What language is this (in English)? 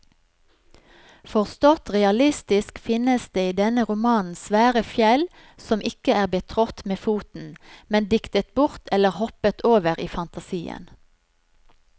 Norwegian